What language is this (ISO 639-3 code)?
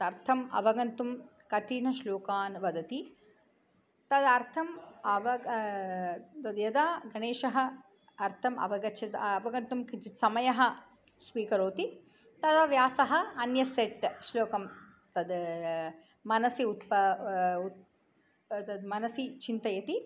san